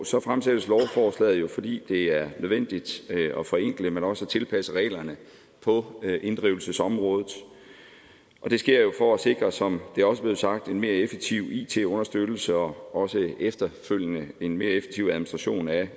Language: Danish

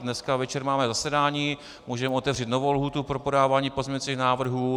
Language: Czech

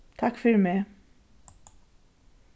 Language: Faroese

